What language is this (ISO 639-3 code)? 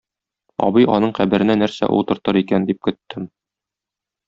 tat